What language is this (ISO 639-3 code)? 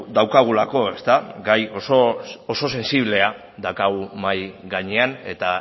eus